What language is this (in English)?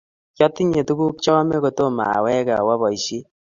Kalenjin